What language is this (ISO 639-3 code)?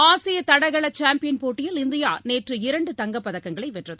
tam